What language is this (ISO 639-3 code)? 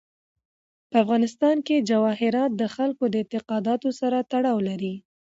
pus